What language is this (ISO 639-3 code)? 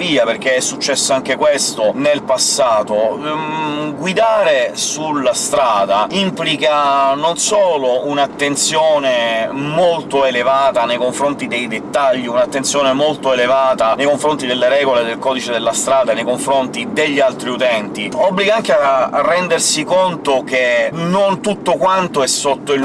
ita